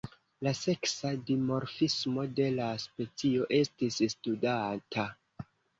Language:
Esperanto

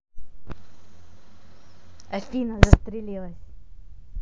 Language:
Russian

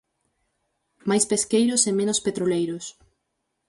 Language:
Galician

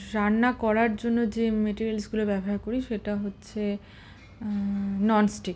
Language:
Bangla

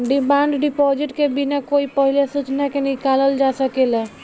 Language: Bhojpuri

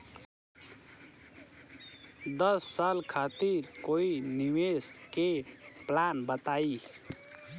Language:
Bhojpuri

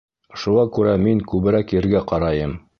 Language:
Bashkir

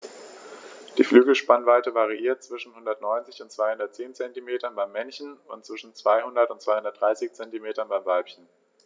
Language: German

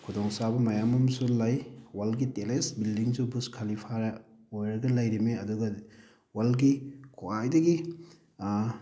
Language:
Manipuri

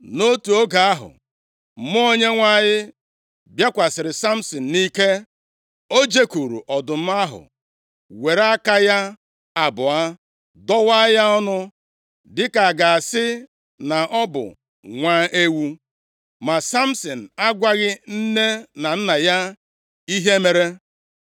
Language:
Igbo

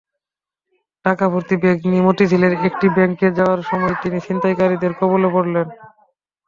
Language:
Bangla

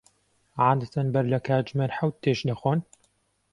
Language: Central Kurdish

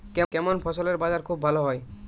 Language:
Bangla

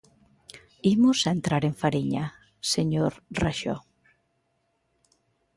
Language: Galician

